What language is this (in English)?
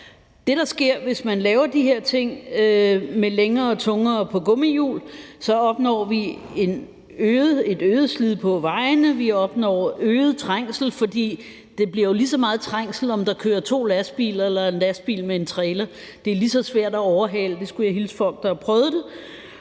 Danish